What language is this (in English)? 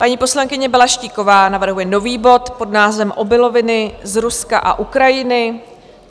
Czech